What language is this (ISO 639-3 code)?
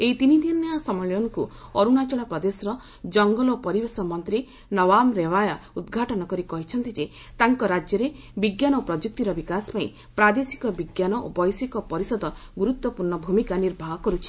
ori